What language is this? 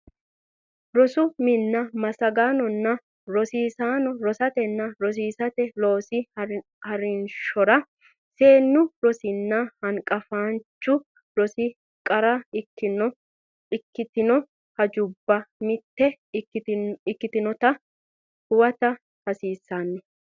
Sidamo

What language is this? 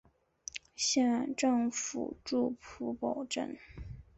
Chinese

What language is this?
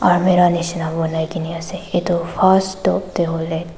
Naga Pidgin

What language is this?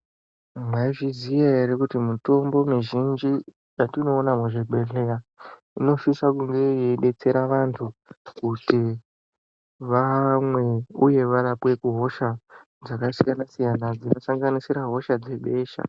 Ndau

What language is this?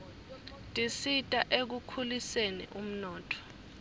Swati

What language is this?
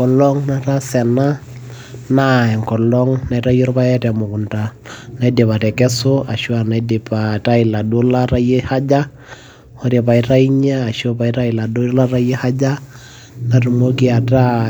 Masai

